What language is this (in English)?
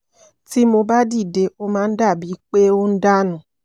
Yoruba